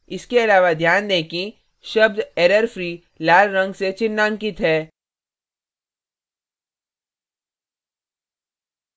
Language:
Hindi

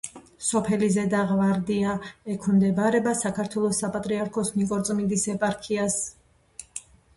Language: Georgian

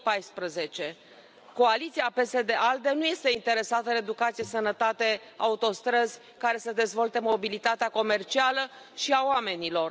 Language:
Romanian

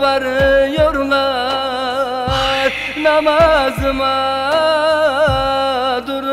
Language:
Arabic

